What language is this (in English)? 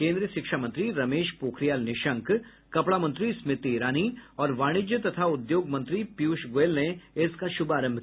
Hindi